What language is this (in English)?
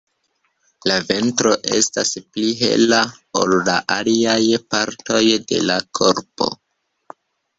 Esperanto